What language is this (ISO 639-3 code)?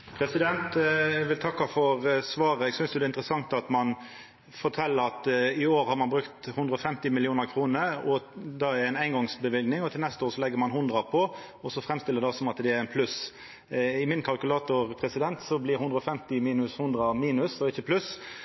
nor